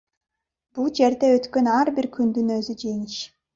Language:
Kyrgyz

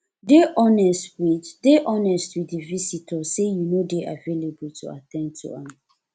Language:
Nigerian Pidgin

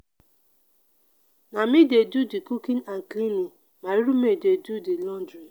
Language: Nigerian Pidgin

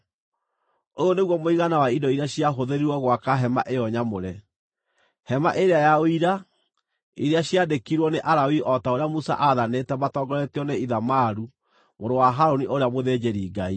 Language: Kikuyu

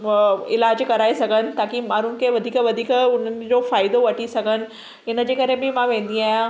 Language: Sindhi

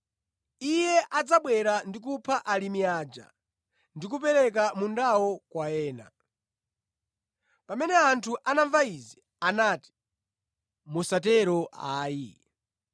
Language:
Nyanja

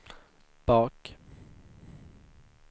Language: Swedish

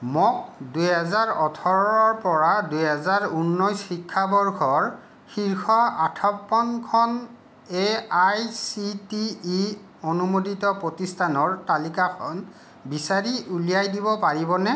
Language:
Assamese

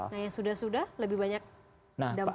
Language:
Indonesian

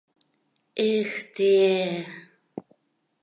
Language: Mari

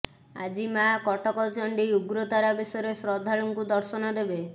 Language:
Odia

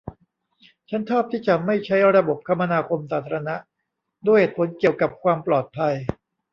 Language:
Thai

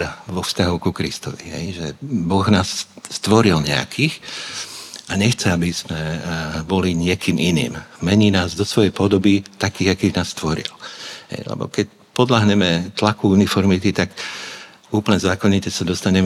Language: Slovak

